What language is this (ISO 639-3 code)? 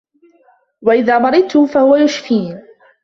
ara